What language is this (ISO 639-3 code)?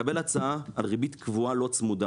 heb